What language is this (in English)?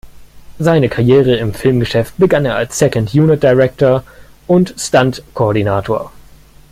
German